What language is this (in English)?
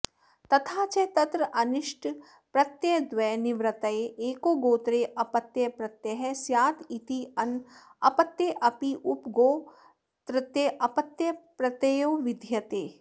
Sanskrit